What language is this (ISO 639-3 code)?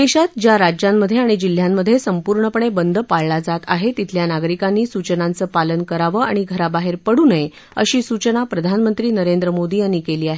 mar